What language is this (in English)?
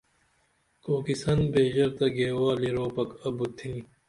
Dameli